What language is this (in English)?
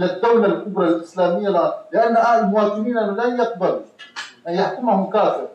Arabic